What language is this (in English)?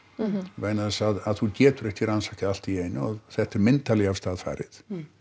Icelandic